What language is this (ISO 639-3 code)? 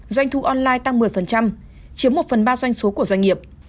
vie